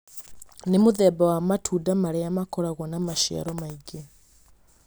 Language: Kikuyu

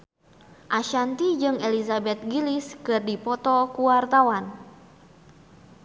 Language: Sundanese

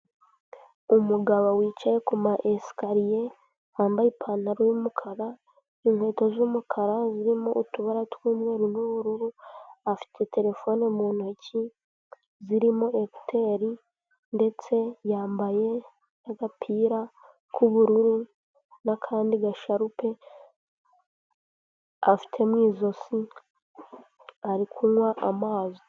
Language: Kinyarwanda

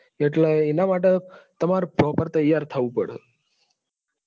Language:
Gujarati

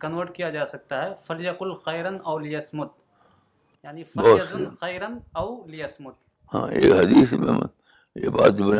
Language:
Urdu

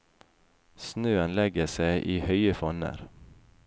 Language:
Norwegian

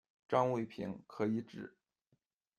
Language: Chinese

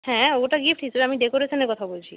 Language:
Bangla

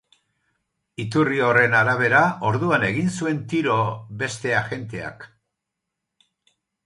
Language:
Basque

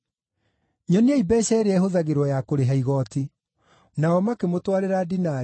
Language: Kikuyu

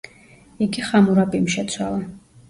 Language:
Georgian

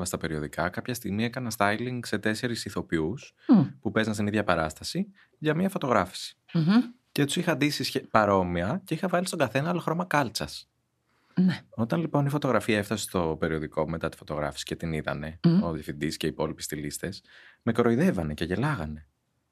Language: Greek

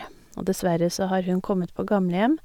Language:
Norwegian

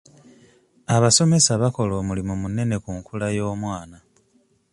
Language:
Ganda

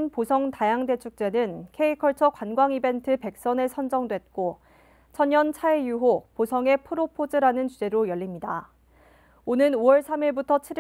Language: Korean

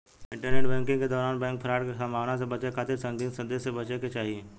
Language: Bhojpuri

